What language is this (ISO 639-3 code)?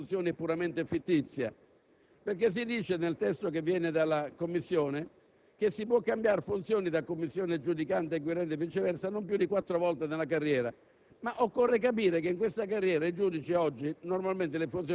ita